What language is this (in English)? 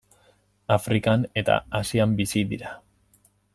Basque